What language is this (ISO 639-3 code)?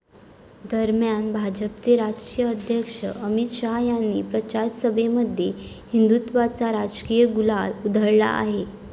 mar